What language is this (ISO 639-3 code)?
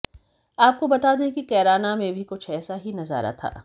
hin